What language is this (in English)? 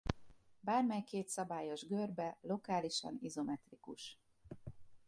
Hungarian